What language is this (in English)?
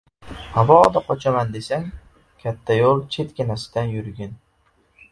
Uzbek